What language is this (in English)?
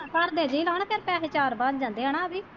Punjabi